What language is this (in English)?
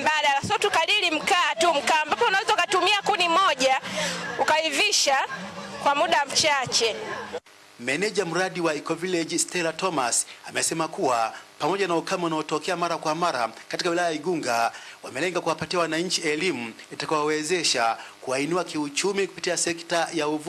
Swahili